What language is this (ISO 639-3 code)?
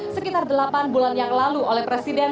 ind